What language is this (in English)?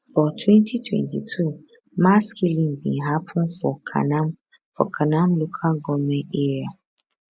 Nigerian Pidgin